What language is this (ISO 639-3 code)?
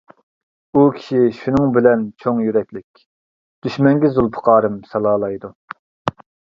uig